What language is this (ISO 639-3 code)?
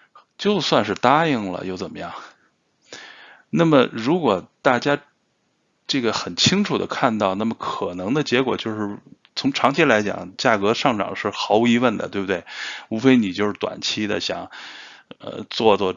zho